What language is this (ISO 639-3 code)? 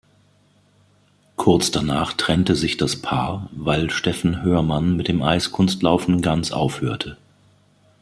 deu